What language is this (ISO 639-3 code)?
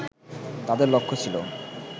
ben